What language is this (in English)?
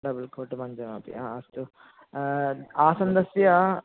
Sanskrit